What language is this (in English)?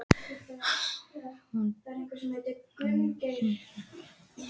Icelandic